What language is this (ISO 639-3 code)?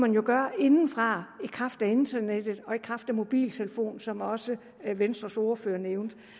dan